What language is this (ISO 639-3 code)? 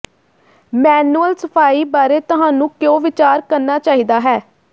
pan